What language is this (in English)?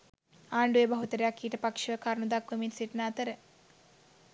Sinhala